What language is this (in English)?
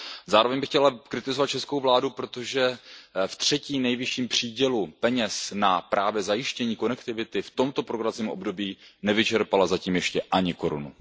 Czech